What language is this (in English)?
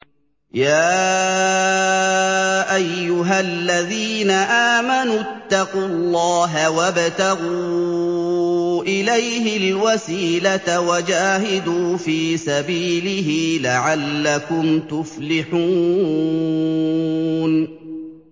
Arabic